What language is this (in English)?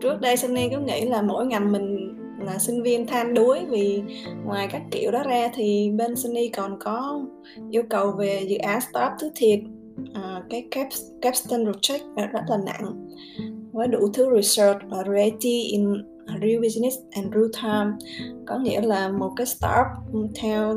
Vietnamese